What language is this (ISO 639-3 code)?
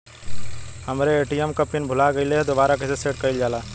bho